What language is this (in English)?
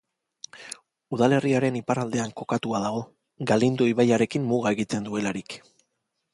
Basque